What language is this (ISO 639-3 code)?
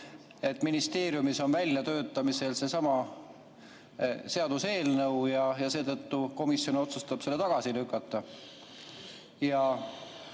est